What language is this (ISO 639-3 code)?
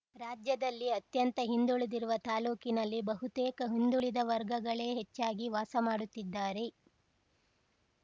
kan